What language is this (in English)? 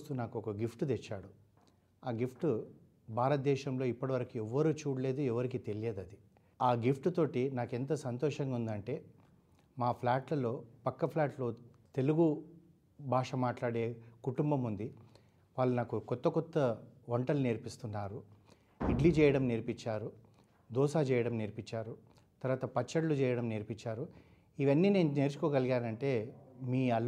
Telugu